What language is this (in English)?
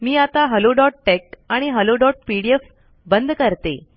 Marathi